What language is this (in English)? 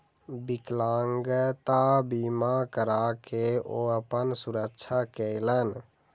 Maithili